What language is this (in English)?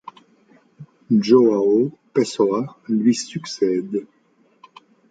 French